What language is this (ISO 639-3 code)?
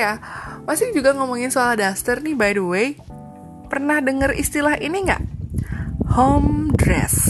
ind